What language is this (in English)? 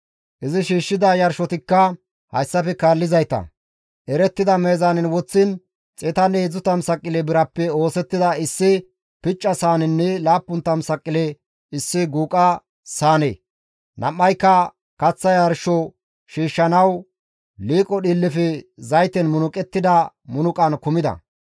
Gamo